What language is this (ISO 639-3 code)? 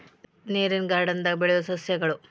kan